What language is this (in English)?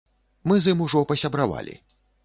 Belarusian